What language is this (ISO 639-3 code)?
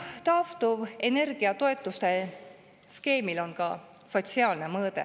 est